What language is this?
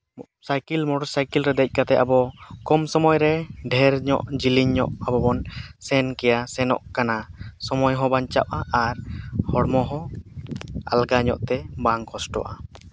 Santali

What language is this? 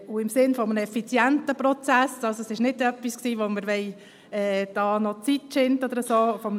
Swiss German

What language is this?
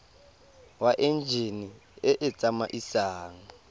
Tswana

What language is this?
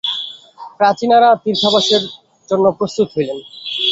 Bangla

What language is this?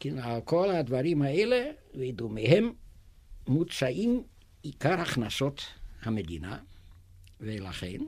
Hebrew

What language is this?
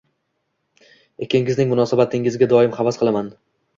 Uzbek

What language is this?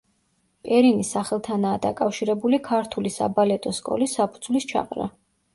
Georgian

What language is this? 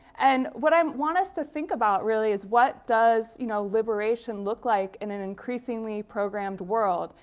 English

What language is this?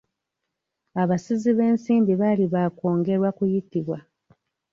Ganda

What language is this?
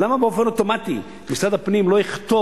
Hebrew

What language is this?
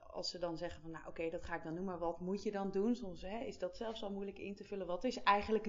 Dutch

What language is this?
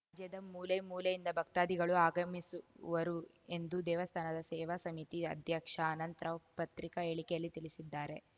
Kannada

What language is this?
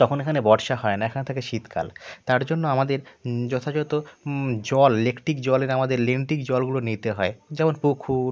Bangla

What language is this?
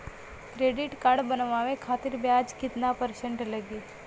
Bhojpuri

